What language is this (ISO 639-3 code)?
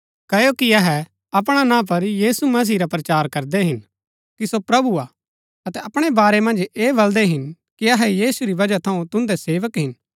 gbk